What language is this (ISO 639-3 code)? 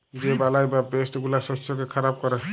ben